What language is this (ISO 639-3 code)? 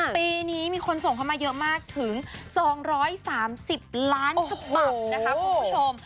tha